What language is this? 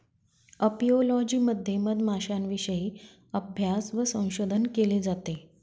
Marathi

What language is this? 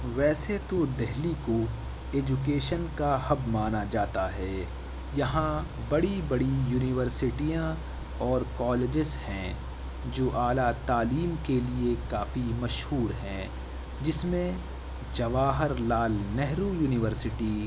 Urdu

